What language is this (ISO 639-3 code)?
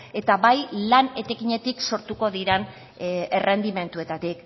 eus